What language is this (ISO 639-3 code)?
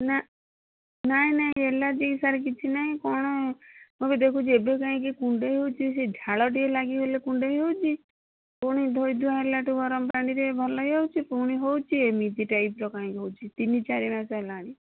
ori